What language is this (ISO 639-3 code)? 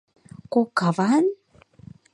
chm